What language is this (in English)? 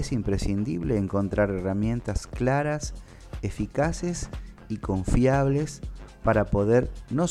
Spanish